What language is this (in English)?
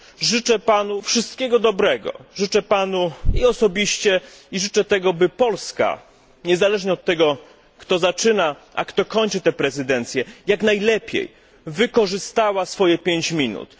Polish